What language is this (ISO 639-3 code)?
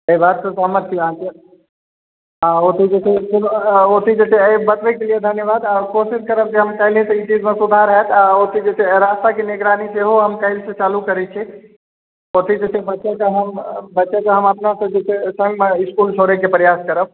mai